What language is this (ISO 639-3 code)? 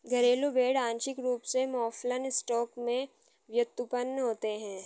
hin